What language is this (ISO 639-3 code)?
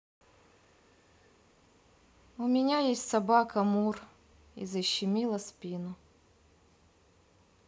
rus